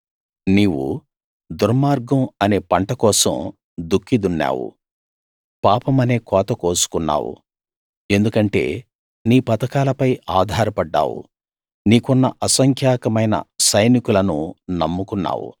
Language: Telugu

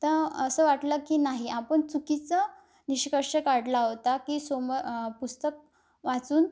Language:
Marathi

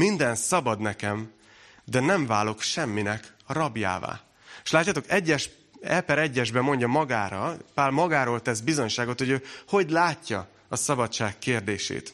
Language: Hungarian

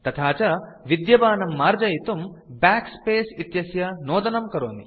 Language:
Sanskrit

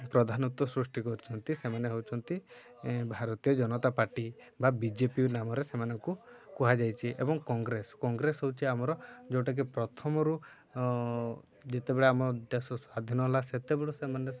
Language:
Odia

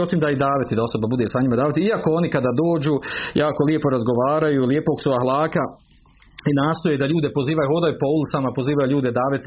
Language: Croatian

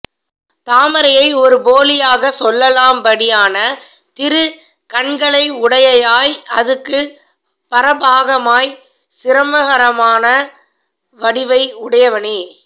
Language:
Tamil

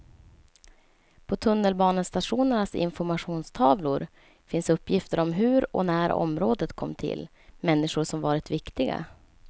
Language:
Swedish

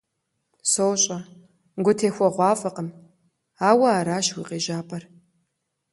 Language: Kabardian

